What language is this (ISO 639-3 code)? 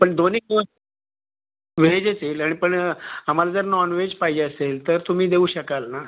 mar